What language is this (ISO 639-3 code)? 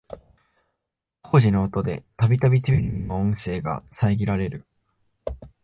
jpn